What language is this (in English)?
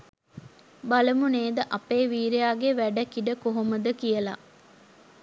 Sinhala